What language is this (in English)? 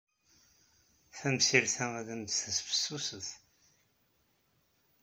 Kabyle